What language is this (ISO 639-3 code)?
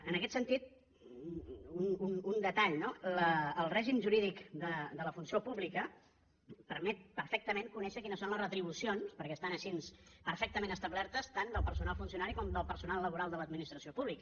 cat